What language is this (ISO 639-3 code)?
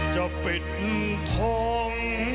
tha